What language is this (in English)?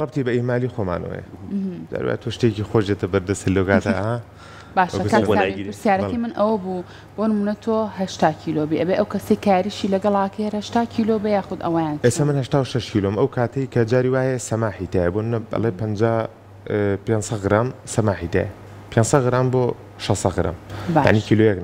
Arabic